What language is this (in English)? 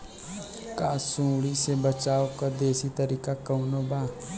Bhojpuri